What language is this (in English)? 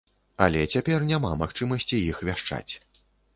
Belarusian